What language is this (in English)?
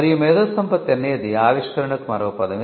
Telugu